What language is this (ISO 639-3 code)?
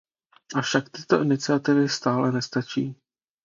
ces